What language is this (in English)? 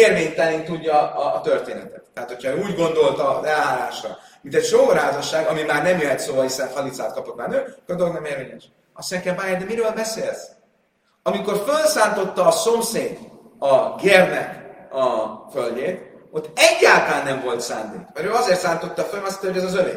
Hungarian